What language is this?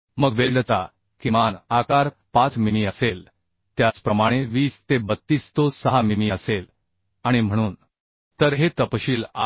Marathi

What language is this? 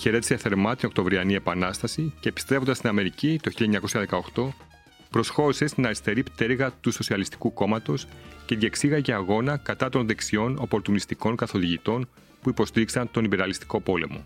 Greek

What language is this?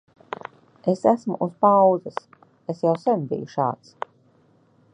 Latvian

